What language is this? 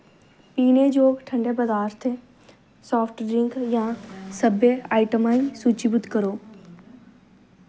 Dogri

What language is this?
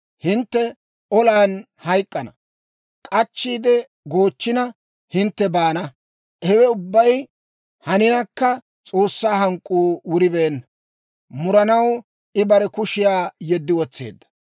Dawro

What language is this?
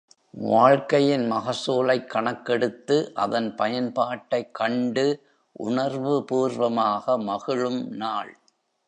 Tamil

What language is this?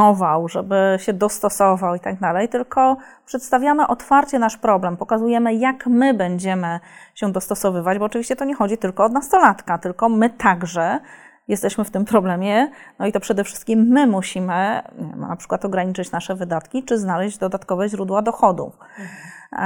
Polish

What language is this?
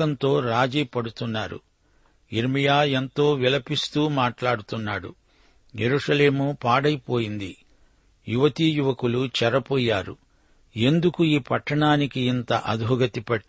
Telugu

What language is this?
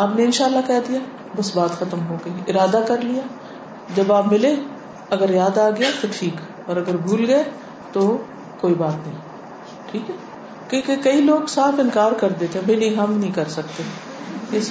Urdu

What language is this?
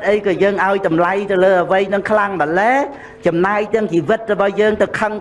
Vietnamese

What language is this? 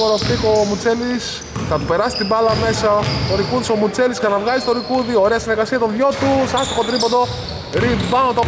Greek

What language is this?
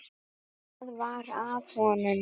Icelandic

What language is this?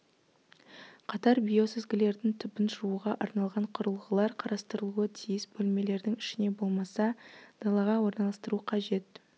Kazakh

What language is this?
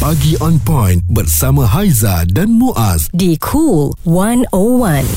Malay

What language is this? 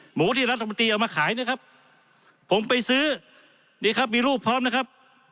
Thai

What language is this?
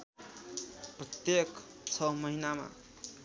Nepali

